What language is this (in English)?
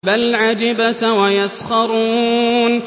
Arabic